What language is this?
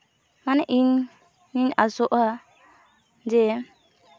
Santali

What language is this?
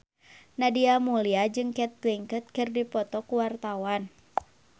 Sundanese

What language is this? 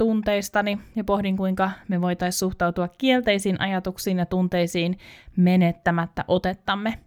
Finnish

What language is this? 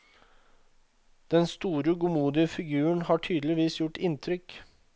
Norwegian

